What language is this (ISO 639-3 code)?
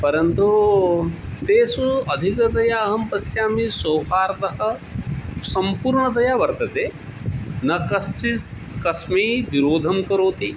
san